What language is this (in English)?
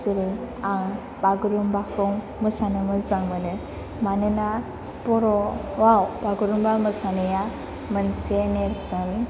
Bodo